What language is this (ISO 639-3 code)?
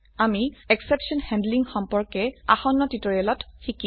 asm